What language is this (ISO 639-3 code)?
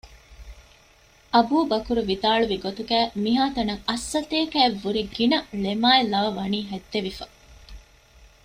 div